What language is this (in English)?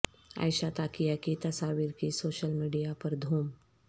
Urdu